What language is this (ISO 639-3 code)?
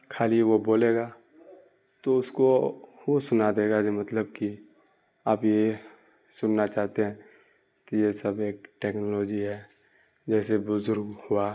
urd